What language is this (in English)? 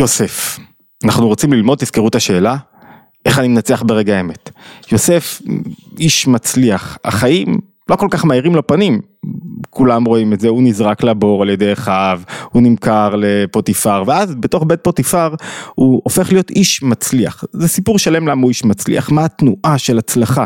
Hebrew